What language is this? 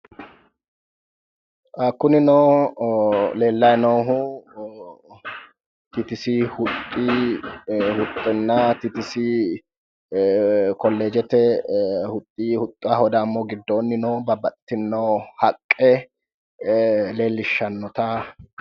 Sidamo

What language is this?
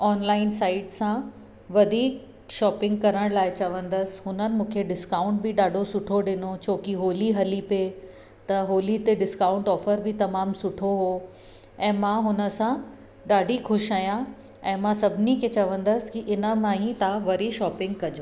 Sindhi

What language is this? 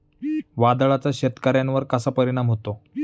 Marathi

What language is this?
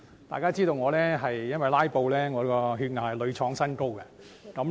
Cantonese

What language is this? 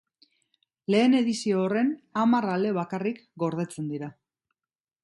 Basque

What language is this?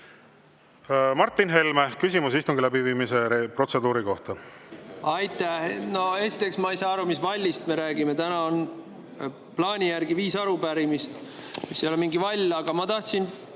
Estonian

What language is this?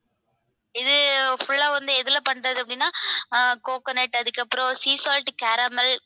Tamil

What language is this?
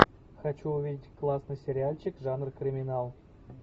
Russian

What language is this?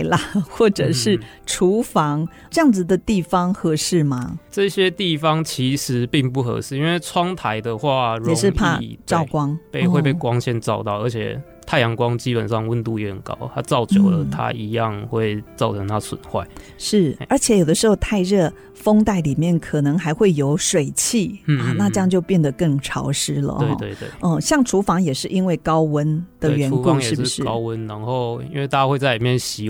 Chinese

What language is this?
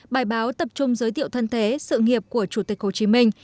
Vietnamese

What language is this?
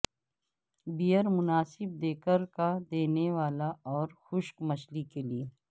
Urdu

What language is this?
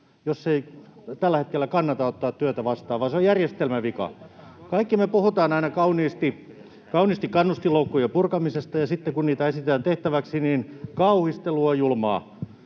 Finnish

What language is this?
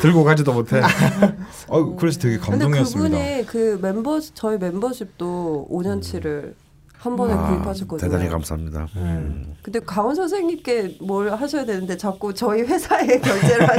Korean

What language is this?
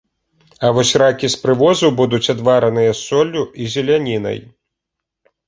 Belarusian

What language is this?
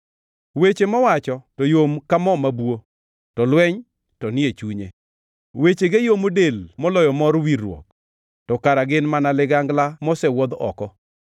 Luo (Kenya and Tanzania)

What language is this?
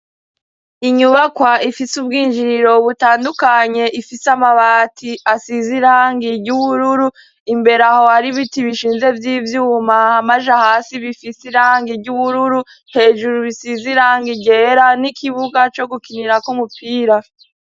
Rundi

